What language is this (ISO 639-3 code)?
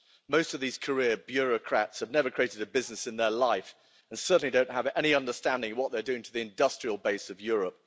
eng